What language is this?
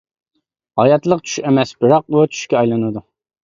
Uyghur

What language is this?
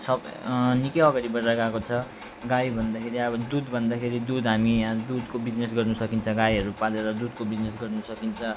Nepali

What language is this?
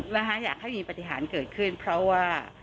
Thai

